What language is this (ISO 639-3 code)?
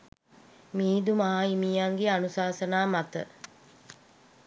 sin